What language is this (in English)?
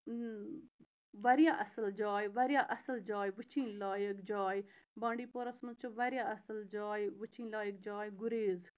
Kashmiri